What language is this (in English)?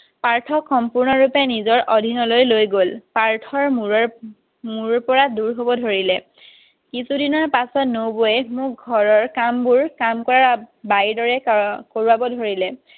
Assamese